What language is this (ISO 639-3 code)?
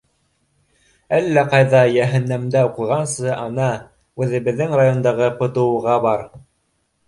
bak